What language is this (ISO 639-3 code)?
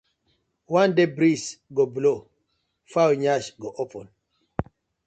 pcm